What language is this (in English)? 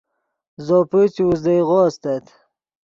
Yidgha